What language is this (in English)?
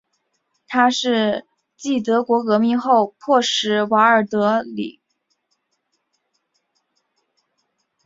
Chinese